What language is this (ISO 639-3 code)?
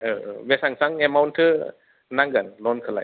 brx